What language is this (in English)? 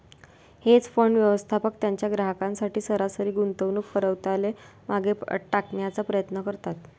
Marathi